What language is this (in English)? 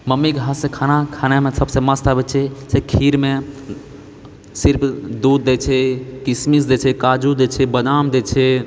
Maithili